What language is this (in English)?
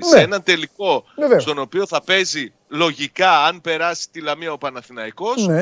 Greek